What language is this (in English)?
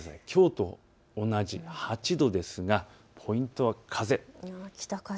Japanese